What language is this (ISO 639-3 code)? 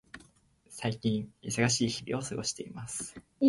jpn